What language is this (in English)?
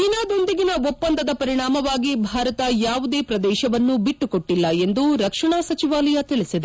Kannada